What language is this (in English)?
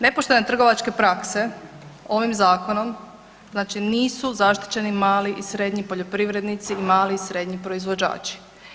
Croatian